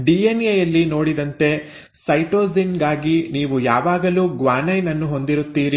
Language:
Kannada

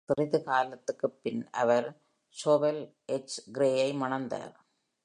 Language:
Tamil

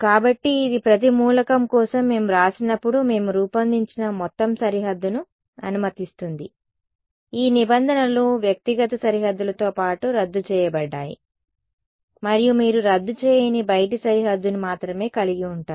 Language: Telugu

